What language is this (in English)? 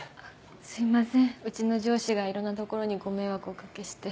Japanese